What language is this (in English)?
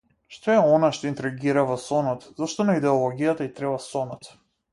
Macedonian